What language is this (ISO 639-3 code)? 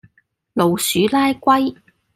yue